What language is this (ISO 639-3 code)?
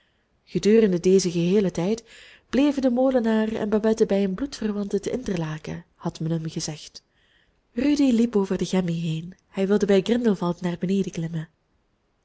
nld